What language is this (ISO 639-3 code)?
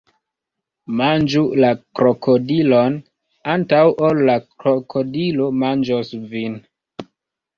epo